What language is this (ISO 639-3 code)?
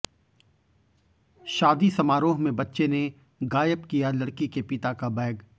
hin